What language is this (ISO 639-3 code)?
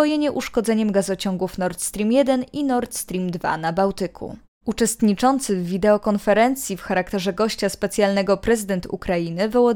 pol